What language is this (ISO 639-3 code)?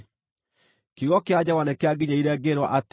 kik